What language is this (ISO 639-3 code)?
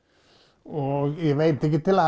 isl